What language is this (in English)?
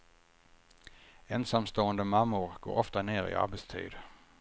Swedish